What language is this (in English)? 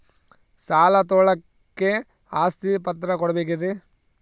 Kannada